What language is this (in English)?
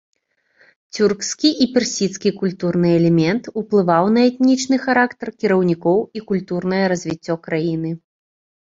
Belarusian